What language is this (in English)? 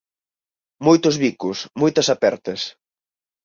Galician